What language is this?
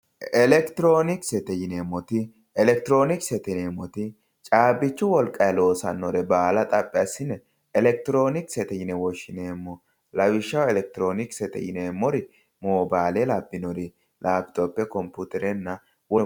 Sidamo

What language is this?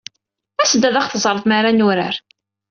Kabyle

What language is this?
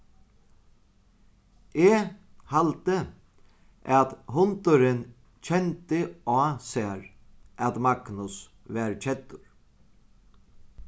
Faroese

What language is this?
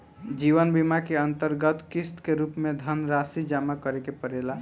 Bhojpuri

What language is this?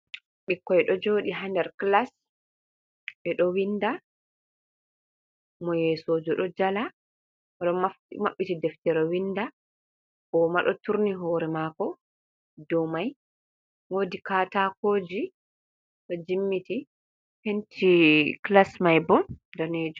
Fula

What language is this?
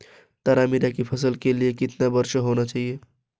Hindi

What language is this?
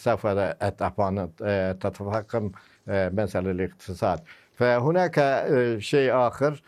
Arabic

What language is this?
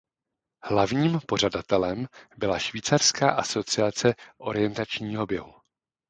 Czech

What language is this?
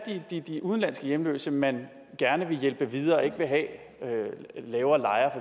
Danish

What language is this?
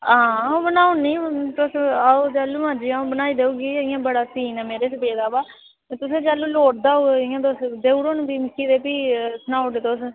Dogri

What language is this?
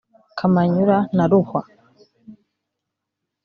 Kinyarwanda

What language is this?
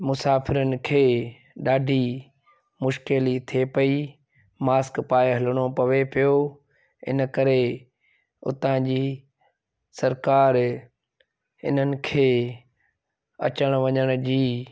Sindhi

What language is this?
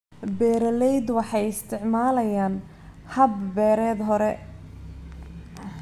Somali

